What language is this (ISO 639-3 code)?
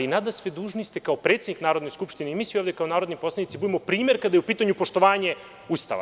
srp